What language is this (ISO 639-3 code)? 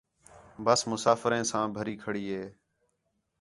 xhe